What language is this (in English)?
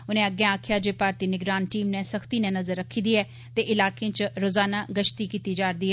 Dogri